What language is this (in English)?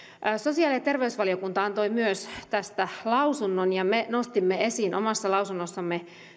Finnish